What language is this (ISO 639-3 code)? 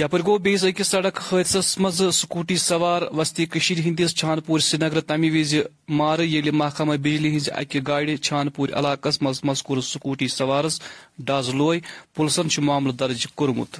urd